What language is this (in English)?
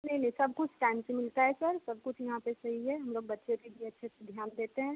Hindi